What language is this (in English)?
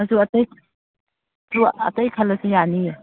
Manipuri